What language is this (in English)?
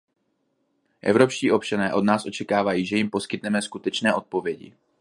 Czech